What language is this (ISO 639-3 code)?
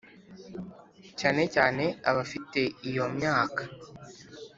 kin